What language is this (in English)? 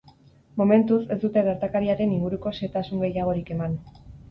Basque